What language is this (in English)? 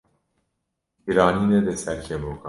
Kurdish